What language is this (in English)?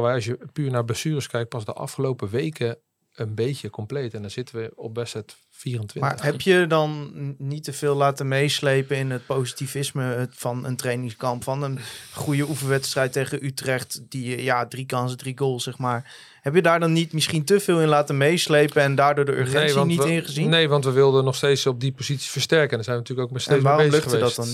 Dutch